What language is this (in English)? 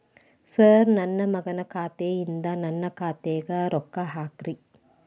Kannada